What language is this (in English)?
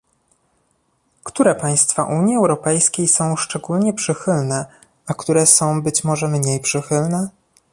Polish